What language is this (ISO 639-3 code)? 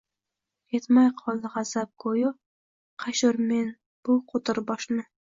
uzb